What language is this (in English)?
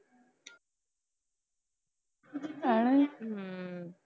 Punjabi